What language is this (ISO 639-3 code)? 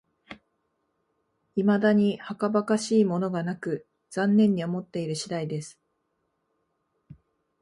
jpn